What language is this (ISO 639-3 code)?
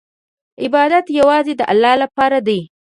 pus